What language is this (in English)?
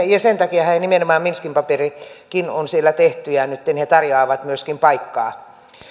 Finnish